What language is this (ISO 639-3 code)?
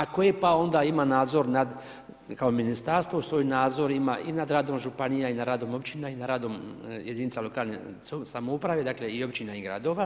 hrv